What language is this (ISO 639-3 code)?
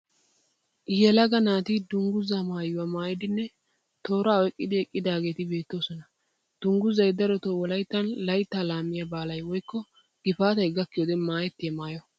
wal